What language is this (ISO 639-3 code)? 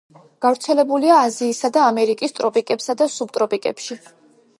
kat